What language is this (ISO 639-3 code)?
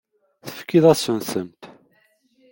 kab